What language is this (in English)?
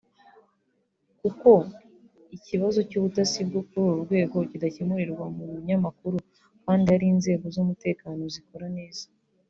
Kinyarwanda